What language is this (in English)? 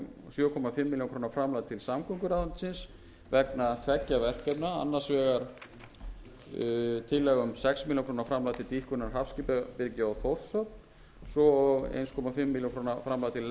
Icelandic